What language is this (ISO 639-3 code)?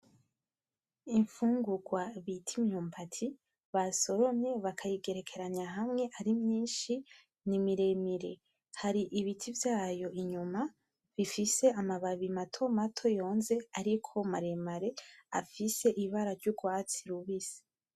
run